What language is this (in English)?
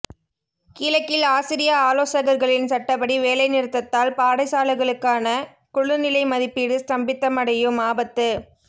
Tamil